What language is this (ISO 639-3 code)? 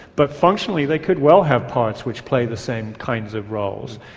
eng